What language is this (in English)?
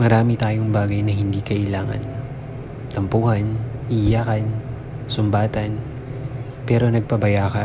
Filipino